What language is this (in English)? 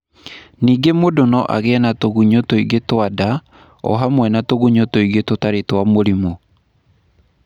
Kikuyu